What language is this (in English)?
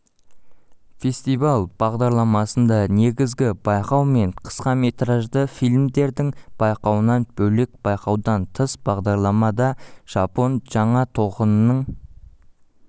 Kazakh